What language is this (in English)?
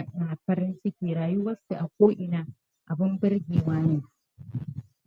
Hausa